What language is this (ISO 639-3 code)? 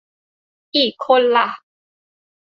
tha